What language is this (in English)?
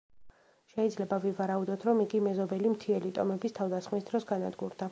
Georgian